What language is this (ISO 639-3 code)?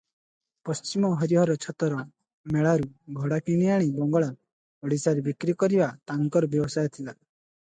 ori